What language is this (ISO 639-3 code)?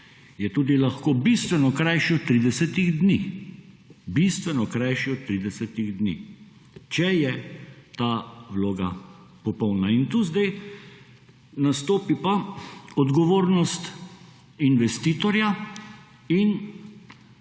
slv